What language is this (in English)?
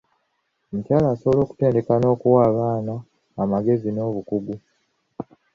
Ganda